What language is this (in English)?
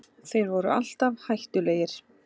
Icelandic